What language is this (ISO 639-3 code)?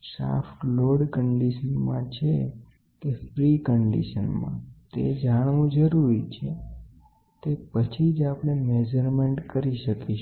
guj